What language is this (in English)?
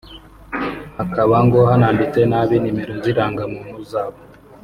Kinyarwanda